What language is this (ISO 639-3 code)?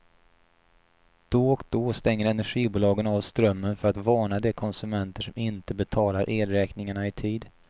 swe